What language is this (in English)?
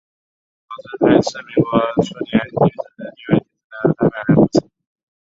Chinese